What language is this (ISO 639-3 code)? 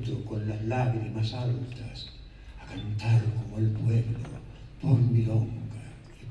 spa